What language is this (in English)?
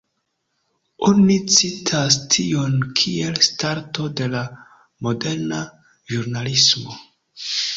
Esperanto